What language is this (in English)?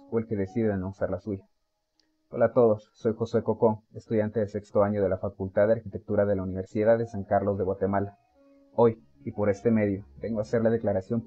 Spanish